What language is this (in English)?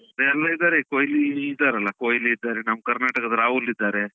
Kannada